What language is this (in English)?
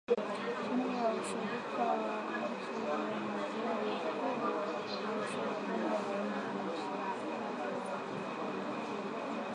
Swahili